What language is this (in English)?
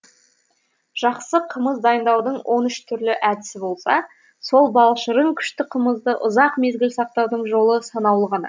Kazakh